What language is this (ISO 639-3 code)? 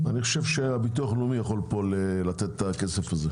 heb